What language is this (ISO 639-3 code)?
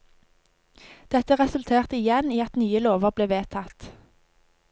nor